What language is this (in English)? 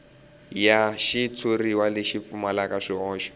Tsonga